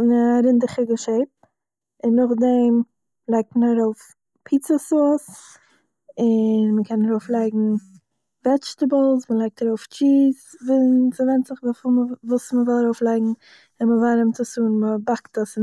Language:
Yiddish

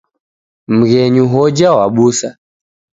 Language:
Taita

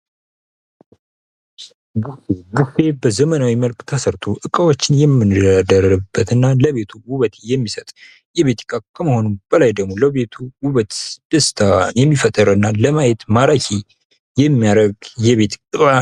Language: Amharic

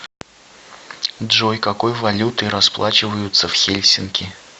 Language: Russian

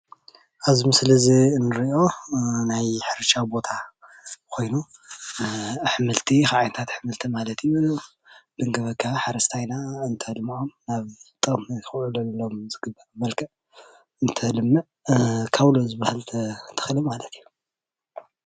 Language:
Tigrinya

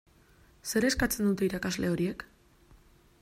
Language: Basque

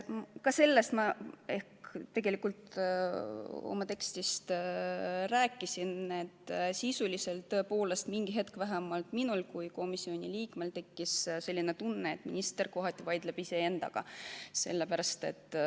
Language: Estonian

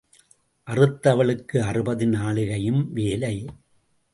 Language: Tamil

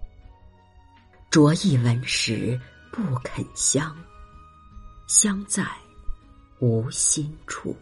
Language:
Chinese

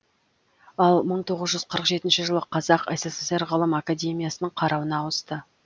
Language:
Kazakh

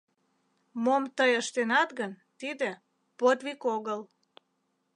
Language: Mari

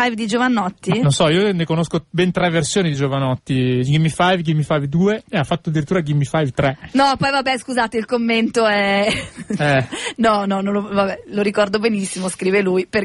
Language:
Italian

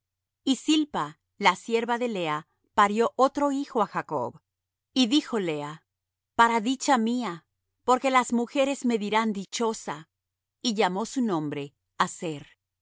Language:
Spanish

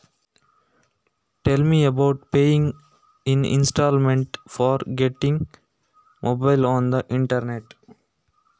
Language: Kannada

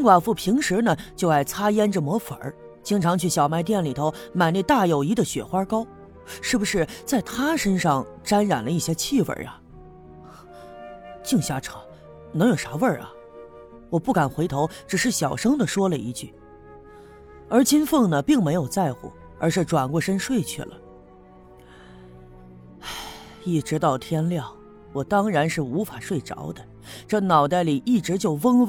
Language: Chinese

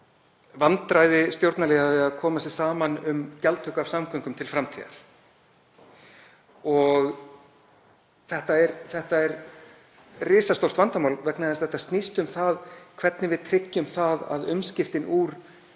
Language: Icelandic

